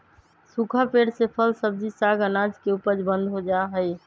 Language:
Magahi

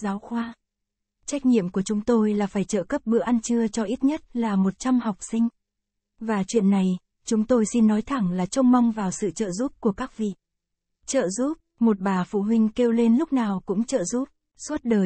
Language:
Vietnamese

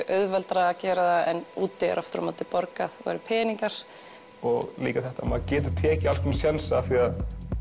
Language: Icelandic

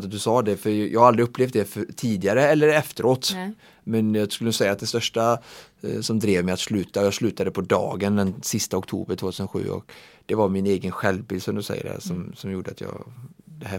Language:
Swedish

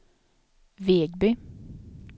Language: Swedish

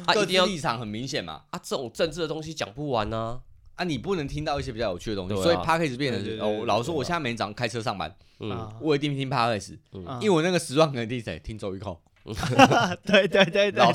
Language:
Chinese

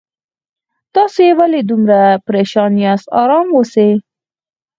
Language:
Pashto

